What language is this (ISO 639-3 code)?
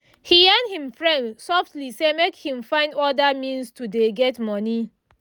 pcm